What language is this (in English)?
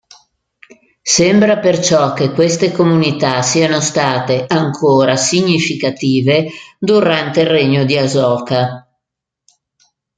Italian